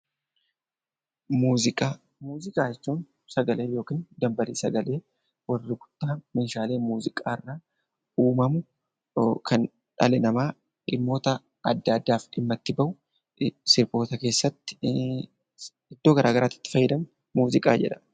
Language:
Oromo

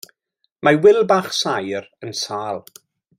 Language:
Welsh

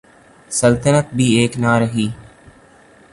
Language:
Urdu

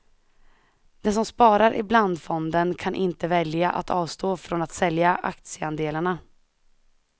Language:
Swedish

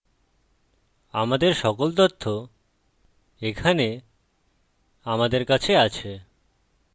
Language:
Bangla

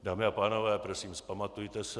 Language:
Czech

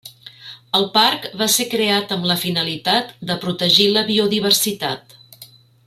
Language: Catalan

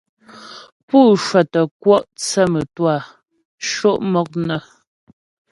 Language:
Ghomala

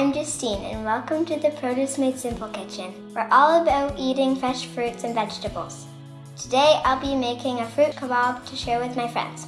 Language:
English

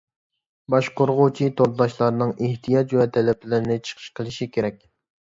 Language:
Uyghur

